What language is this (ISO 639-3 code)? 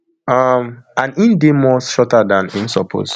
pcm